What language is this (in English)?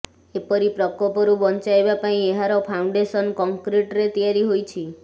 Odia